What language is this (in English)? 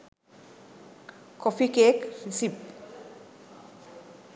Sinhala